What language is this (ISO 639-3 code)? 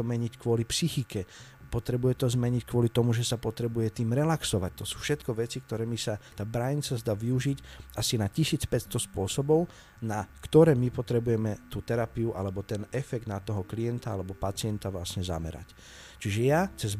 slk